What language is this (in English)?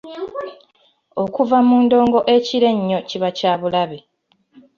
Ganda